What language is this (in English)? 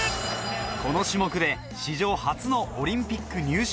Japanese